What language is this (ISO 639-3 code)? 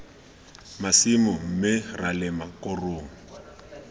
tsn